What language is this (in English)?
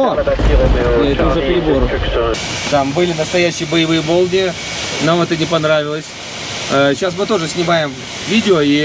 Russian